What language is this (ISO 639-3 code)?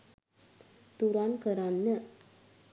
sin